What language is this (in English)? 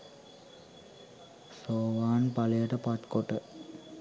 Sinhala